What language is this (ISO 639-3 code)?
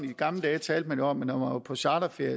dan